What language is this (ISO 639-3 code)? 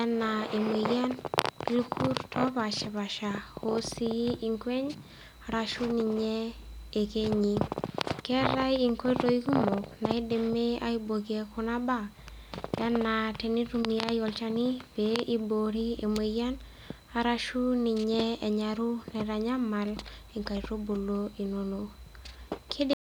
mas